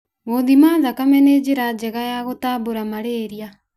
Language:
Kikuyu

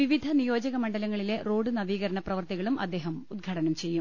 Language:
Malayalam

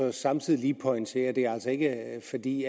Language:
Danish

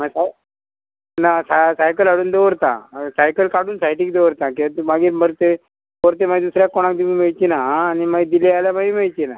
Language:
Konkani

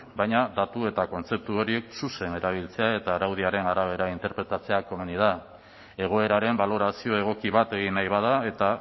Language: Basque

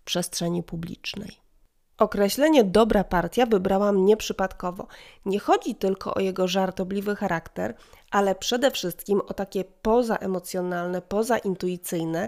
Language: Polish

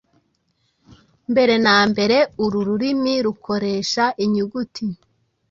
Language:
Kinyarwanda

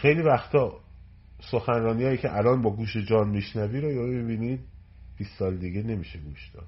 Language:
Persian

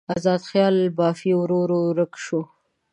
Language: Pashto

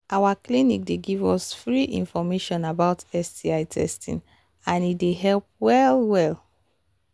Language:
Nigerian Pidgin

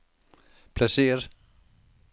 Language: Danish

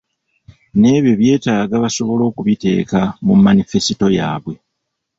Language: Ganda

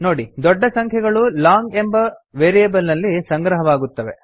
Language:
Kannada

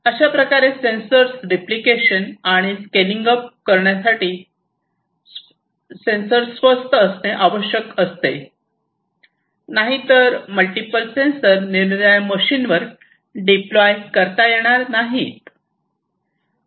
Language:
Marathi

